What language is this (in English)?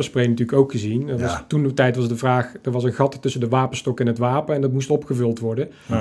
Dutch